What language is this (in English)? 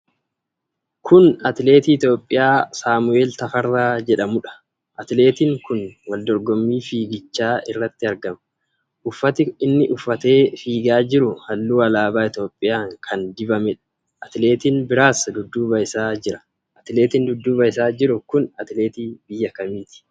Oromo